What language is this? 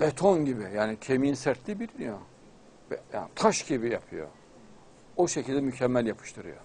Turkish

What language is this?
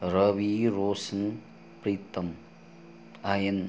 Nepali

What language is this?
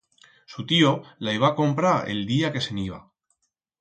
Aragonese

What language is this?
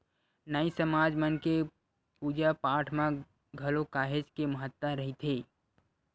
Chhattisgarhi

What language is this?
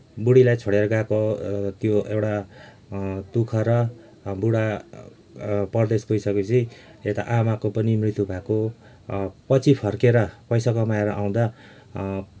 Nepali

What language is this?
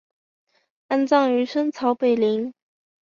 Chinese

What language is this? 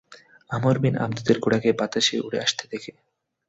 Bangla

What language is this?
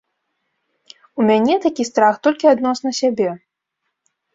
Belarusian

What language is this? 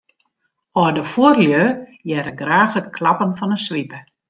Western Frisian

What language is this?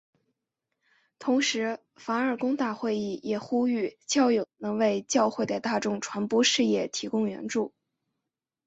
Chinese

